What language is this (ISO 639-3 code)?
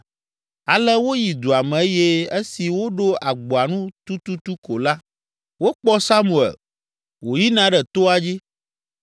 ewe